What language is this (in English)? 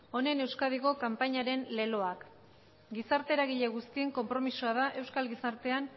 Basque